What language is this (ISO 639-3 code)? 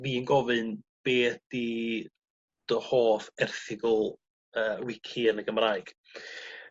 cym